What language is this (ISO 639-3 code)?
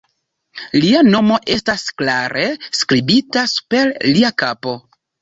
epo